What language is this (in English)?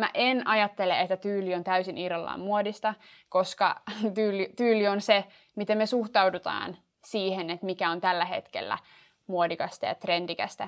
Finnish